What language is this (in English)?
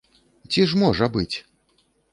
Belarusian